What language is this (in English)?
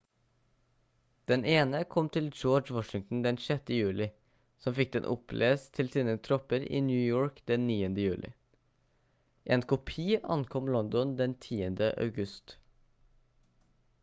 Norwegian Bokmål